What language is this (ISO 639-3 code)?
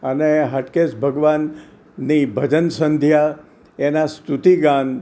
guj